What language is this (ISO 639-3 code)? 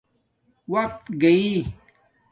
dmk